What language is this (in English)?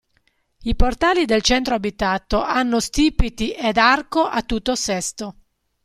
Italian